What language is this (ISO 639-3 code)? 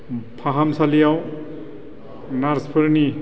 brx